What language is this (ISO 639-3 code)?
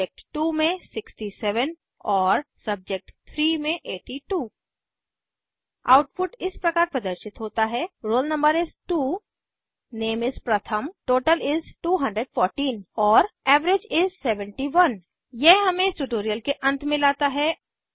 hin